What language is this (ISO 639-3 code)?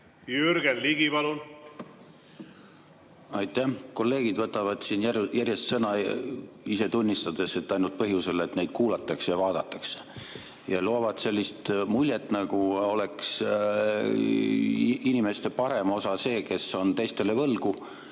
est